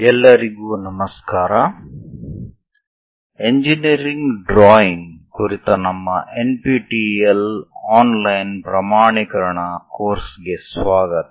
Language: Kannada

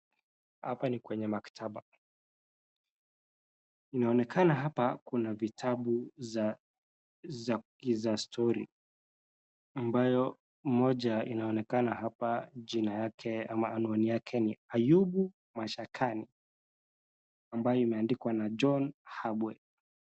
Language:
Swahili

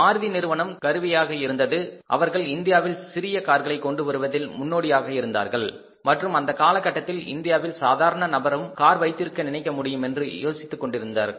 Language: Tamil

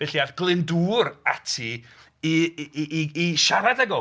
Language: Welsh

